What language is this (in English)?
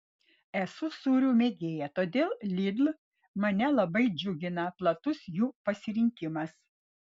Lithuanian